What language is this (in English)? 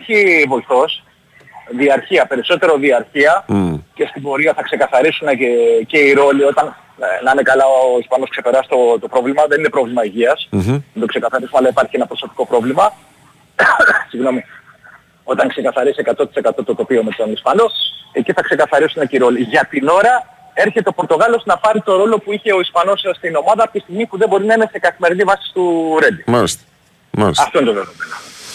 Greek